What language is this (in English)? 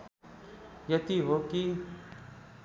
Nepali